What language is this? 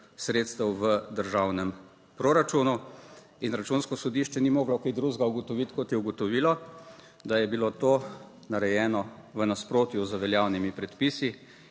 Slovenian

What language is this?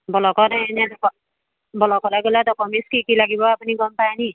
Assamese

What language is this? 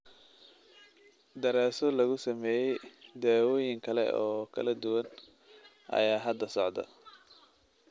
Somali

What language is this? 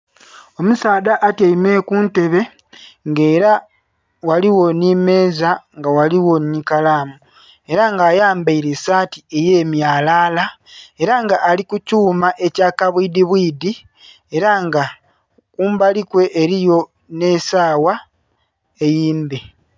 Soga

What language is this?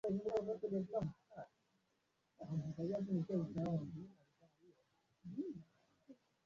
Swahili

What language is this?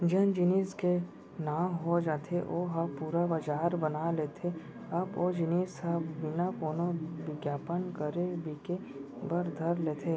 Chhattisgarhi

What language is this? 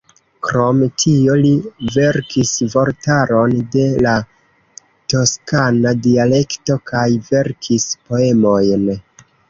Esperanto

